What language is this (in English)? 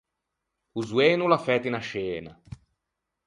Ligurian